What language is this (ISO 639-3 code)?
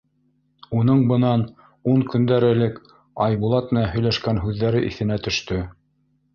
bak